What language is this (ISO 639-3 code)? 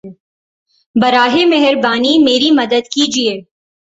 urd